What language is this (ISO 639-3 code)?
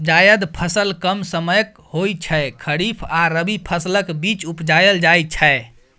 mai